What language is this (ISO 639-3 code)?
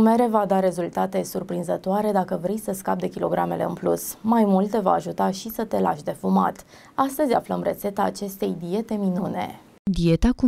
ron